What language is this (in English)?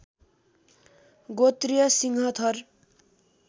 Nepali